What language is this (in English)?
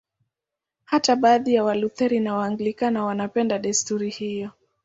Swahili